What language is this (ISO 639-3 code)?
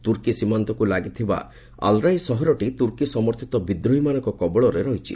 ori